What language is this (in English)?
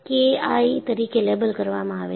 Gujarati